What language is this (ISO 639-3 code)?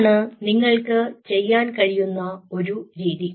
mal